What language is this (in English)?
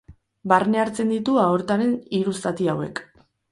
Basque